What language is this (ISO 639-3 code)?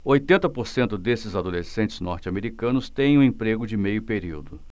por